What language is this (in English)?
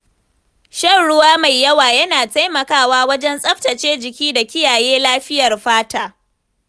Hausa